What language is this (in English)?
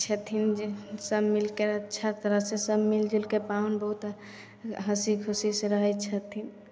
Maithili